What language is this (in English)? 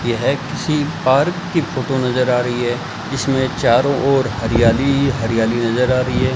Hindi